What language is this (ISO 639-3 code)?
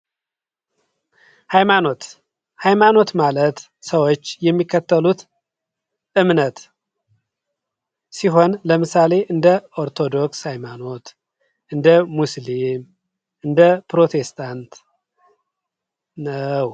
amh